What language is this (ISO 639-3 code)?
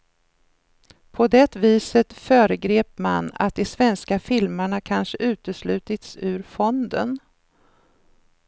swe